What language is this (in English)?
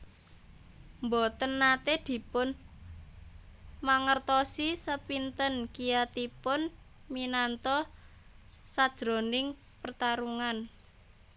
Javanese